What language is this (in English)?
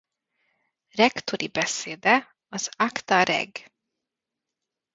Hungarian